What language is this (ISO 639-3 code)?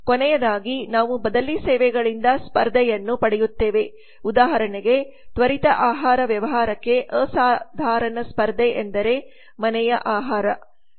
kan